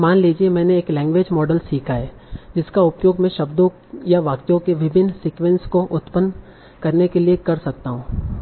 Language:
Hindi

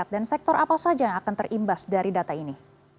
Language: Indonesian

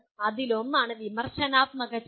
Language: Malayalam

